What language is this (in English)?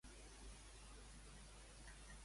Catalan